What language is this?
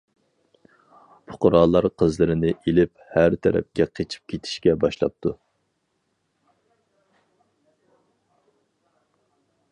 Uyghur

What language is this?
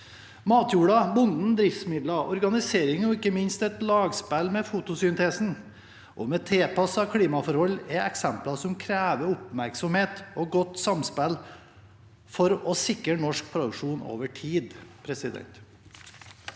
Norwegian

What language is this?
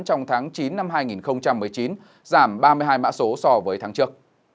Vietnamese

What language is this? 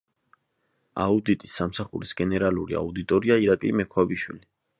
Georgian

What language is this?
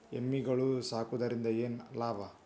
Kannada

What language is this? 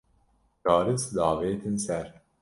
Kurdish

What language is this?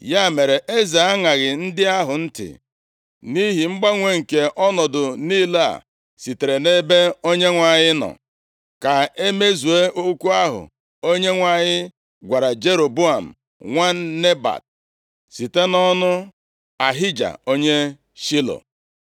Igbo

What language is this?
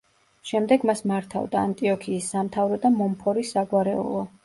Georgian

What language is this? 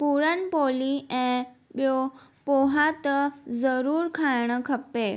Sindhi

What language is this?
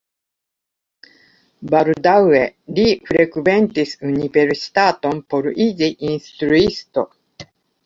Esperanto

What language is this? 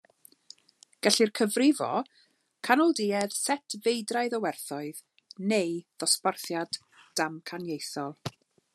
Welsh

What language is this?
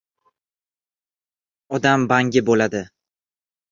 Uzbek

